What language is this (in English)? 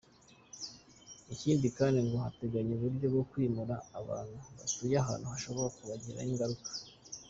Kinyarwanda